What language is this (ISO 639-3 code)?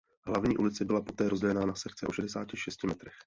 ces